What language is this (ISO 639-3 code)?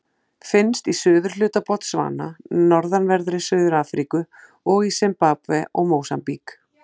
isl